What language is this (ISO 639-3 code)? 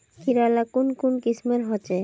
mag